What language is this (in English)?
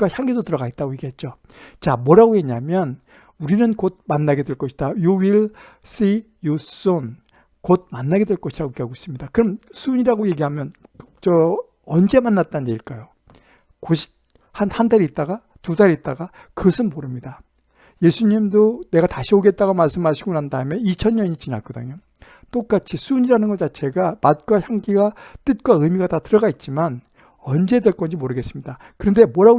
Korean